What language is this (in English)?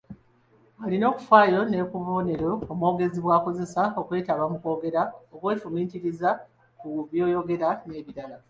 Ganda